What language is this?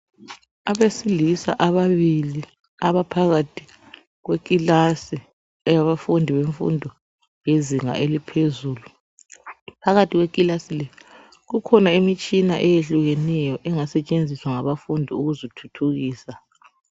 North Ndebele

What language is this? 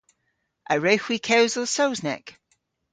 Cornish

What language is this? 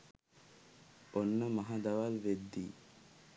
Sinhala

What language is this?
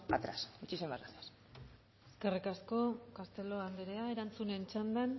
Basque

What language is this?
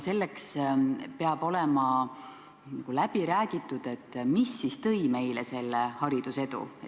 Estonian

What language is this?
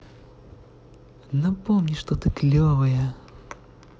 Russian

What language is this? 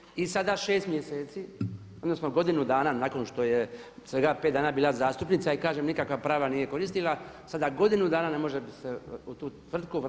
Croatian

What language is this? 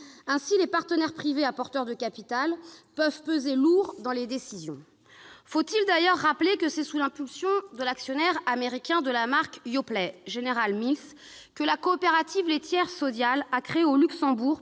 French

